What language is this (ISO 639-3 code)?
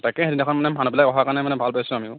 asm